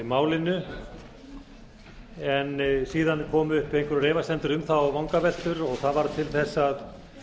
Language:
Icelandic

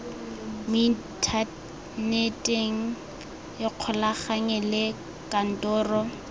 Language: Tswana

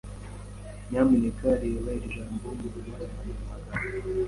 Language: Kinyarwanda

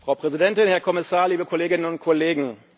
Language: German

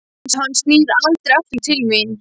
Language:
Icelandic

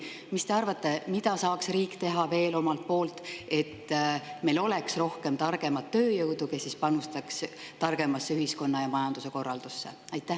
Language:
Estonian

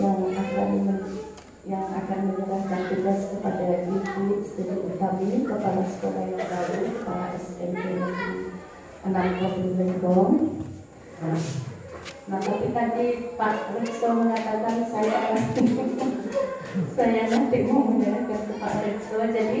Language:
Indonesian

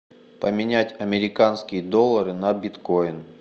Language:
Russian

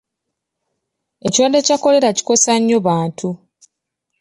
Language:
Ganda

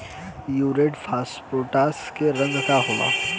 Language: Bhojpuri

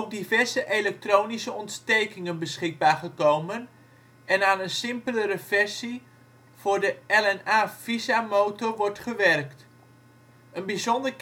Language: Dutch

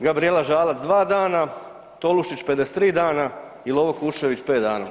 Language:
Croatian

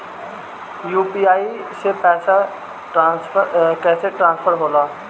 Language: Bhojpuri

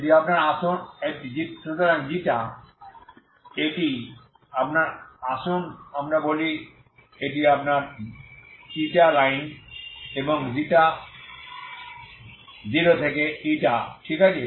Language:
Bangla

